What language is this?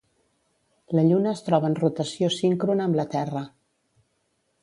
Catalan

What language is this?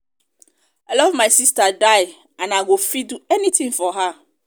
Nigerian Pidgin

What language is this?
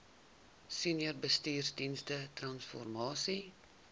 Afrikaans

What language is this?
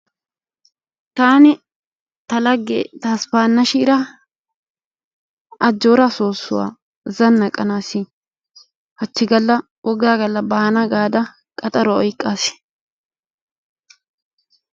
Wolaytta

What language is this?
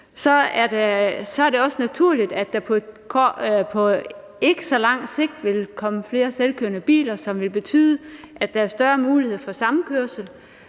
Danish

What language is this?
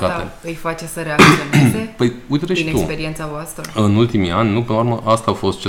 Romanian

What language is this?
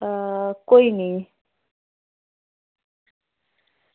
Dogri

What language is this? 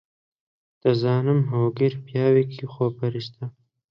Central Kurdish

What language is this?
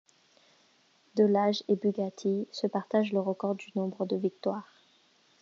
French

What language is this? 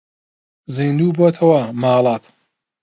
Central Kurdish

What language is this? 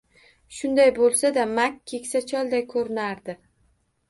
Uzbek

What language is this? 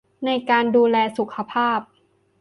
Thai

